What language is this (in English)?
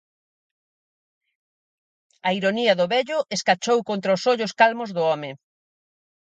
Galician